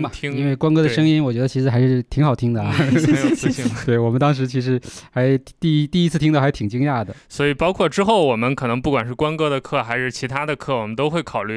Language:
Chinese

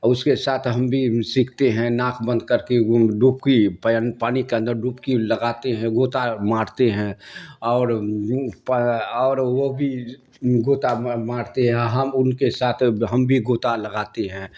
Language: Urdu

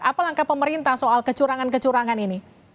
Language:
Indonesian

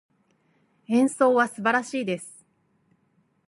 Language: Japanese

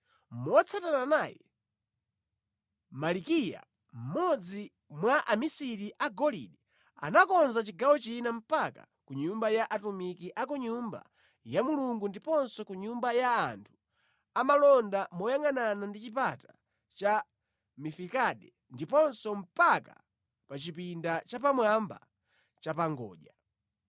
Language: Nyanja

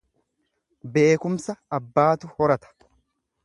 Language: Oromo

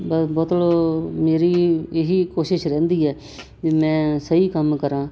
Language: Punjabi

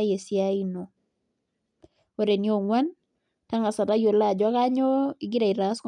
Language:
Masai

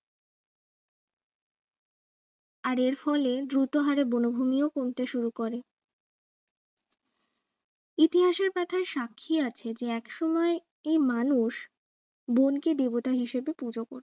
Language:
Bangla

